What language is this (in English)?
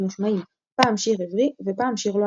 Hebrew